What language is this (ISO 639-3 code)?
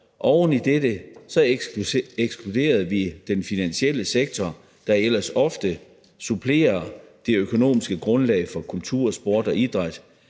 dan